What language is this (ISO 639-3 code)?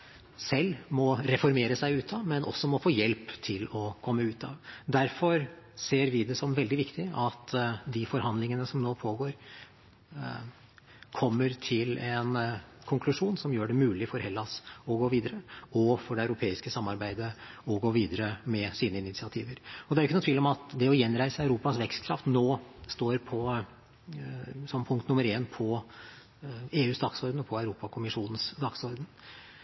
nob